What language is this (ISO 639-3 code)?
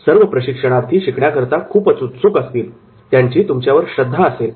mar